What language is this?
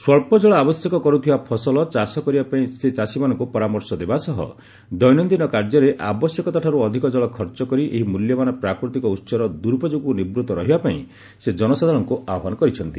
Odia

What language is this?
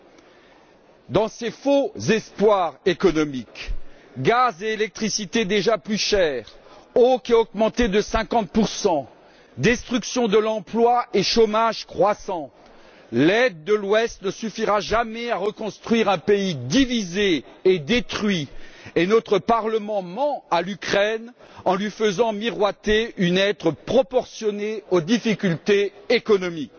French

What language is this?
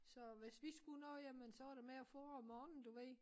Danish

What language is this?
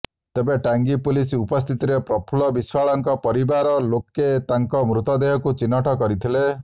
Odia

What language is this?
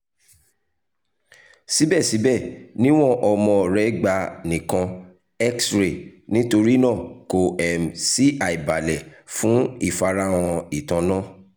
Yoruba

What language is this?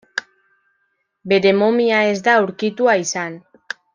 Basque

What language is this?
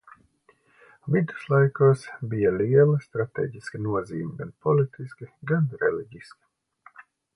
Latvian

